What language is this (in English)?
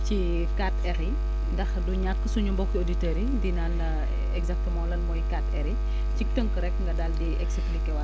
Wolof